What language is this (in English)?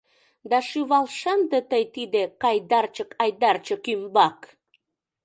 Mari